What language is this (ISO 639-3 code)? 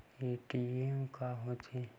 hne